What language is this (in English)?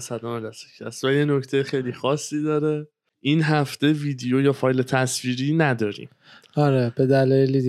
Persian